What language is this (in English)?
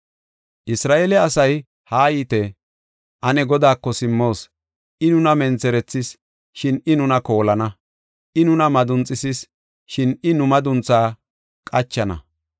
Gofa